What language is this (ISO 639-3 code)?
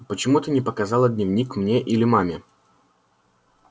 rus